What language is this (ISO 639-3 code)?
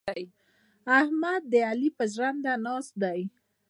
pus